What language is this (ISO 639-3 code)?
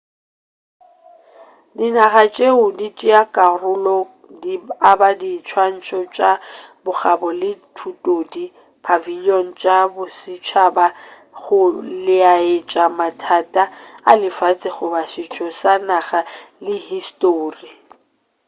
nso